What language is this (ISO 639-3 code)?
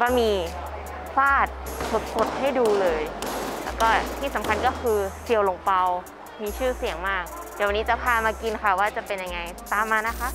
tha